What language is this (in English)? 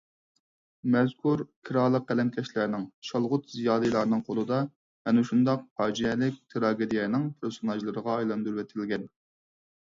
Uyghur